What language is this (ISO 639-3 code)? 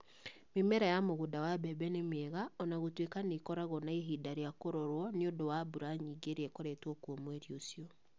kik